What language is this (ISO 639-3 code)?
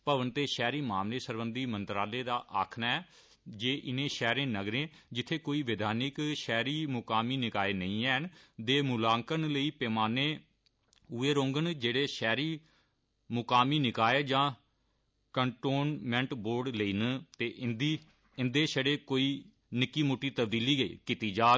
doi